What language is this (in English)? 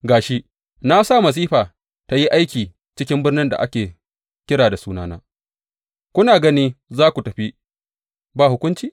Hausa